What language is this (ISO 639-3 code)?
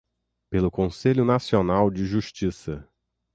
por